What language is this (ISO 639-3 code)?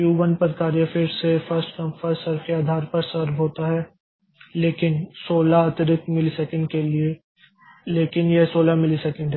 hin